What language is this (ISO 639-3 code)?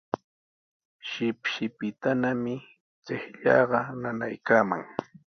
qws